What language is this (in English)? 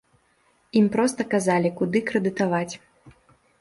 Belarusian